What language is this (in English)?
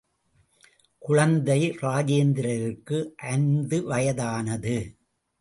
Tamil